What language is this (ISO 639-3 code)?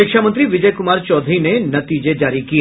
hin